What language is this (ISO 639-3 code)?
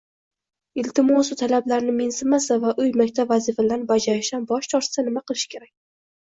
uzb